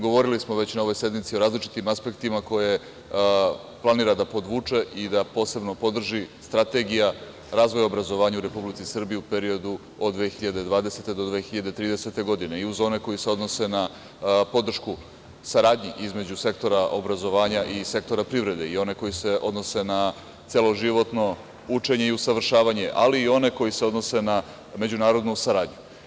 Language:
Serbian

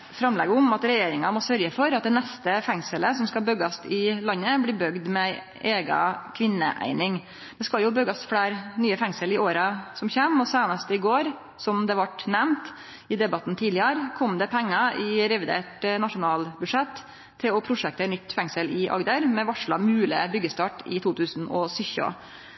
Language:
Norwegian Nynorsk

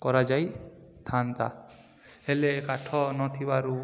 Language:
Odia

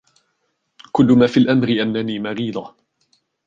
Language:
Arabic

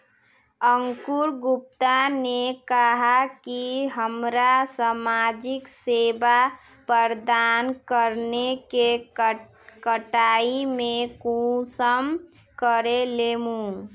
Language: Magahi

